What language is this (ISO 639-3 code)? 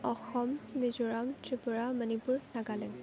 asm